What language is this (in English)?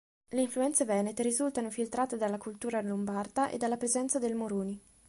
Italian